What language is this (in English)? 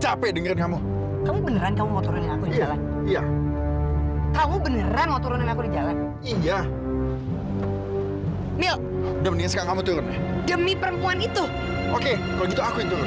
Indonesian